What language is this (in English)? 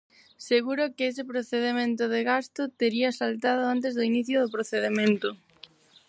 Galician